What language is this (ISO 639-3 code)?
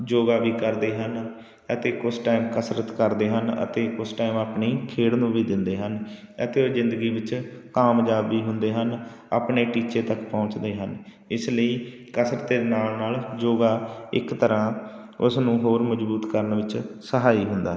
pan